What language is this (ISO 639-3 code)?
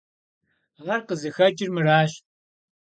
kbd